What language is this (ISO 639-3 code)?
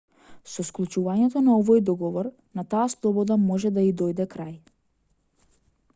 mkd